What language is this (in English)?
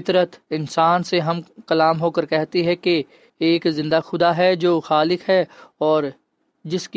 Urdu